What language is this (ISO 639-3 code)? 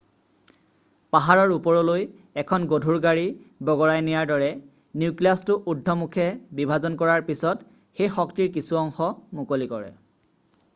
asm